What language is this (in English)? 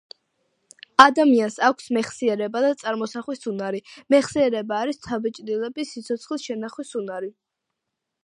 Georgian